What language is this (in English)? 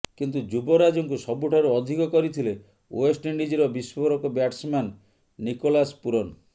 Odia